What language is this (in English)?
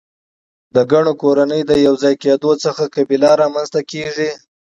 Pashto